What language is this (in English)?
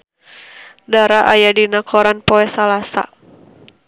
Sundanese